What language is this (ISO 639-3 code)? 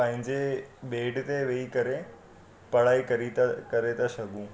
snd